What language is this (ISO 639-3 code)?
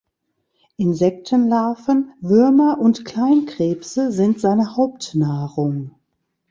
deu